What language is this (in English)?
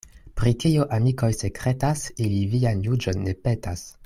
Esperanto